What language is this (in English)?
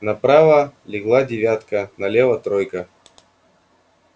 Russian